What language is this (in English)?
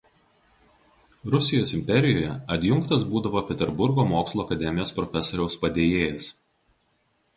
Lithuanian